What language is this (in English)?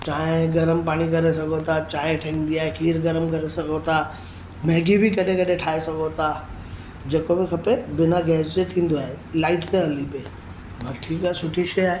Sindhi